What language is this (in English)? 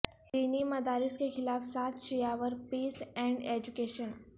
Urdu